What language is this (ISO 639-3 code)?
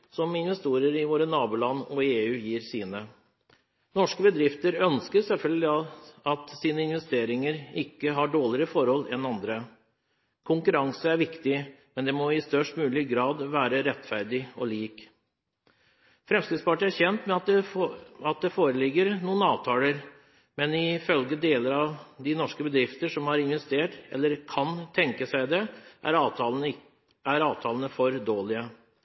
nob